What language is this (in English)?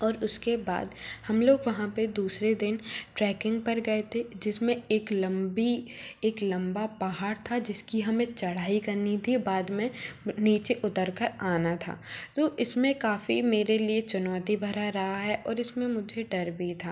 Hindi